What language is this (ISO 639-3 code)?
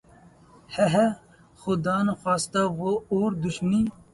urd